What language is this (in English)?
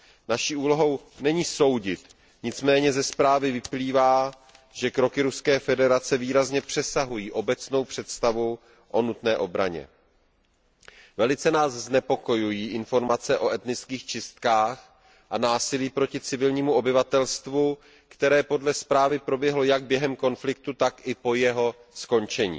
Czech